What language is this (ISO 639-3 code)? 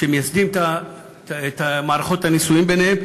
heb